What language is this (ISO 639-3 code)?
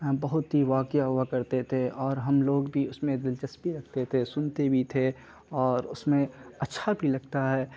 urd